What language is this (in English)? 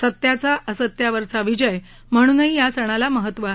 Marathi